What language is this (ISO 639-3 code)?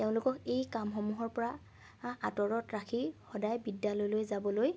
asm